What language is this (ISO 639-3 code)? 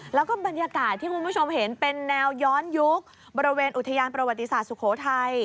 tha